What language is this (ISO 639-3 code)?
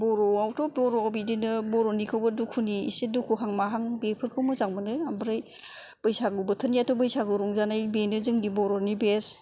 brx